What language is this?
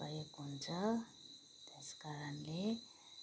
Nepali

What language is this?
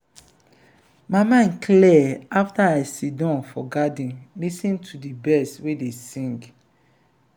Nigerian Pidgin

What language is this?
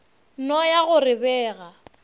Northern Sotho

